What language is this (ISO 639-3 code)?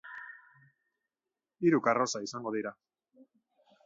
eus